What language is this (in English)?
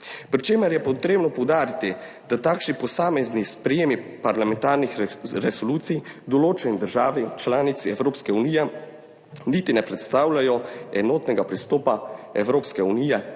Slovenian